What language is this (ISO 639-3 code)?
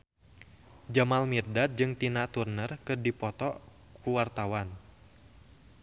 sun